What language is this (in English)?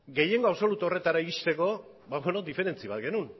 Basque